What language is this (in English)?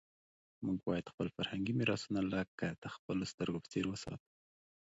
Pashto